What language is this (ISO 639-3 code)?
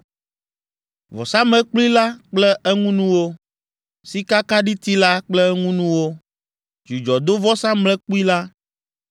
ewe